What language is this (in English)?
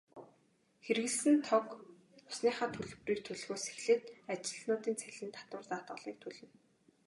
Mongolian